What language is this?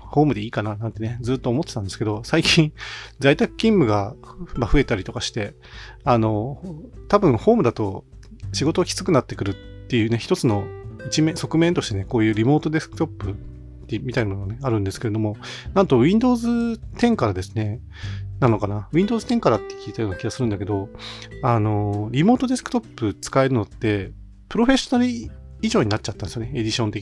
Japanese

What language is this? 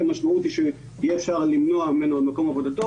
Hebrew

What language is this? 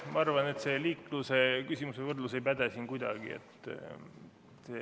Estonian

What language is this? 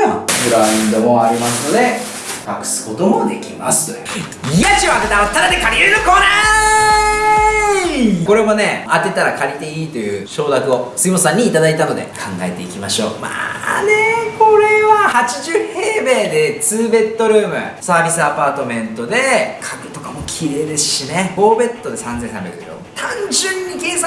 Japanese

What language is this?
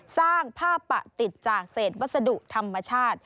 Thai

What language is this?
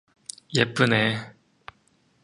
Korean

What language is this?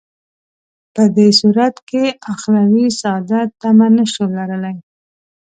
Pashto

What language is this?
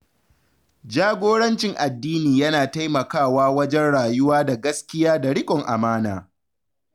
Hausa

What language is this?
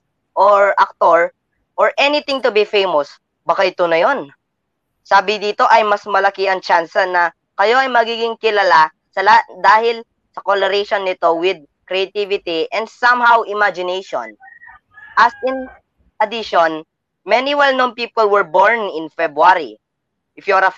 Filipino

